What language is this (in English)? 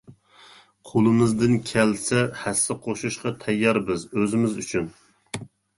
Uyghur